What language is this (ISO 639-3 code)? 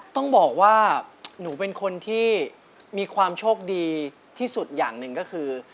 tha